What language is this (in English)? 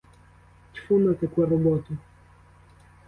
Ukrainian